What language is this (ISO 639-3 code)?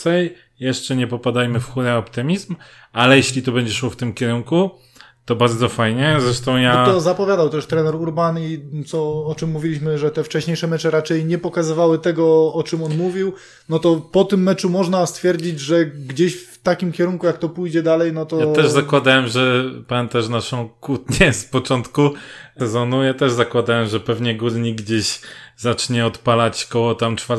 pol